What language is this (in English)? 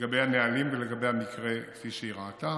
Hebrew